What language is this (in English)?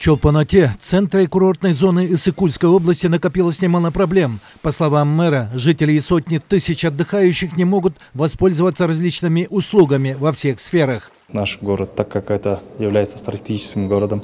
Russian